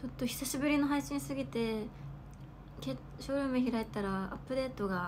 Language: Japanese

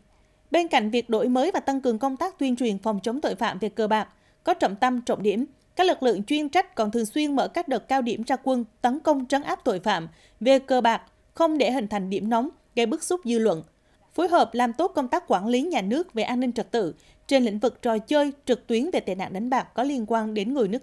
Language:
Vietnamese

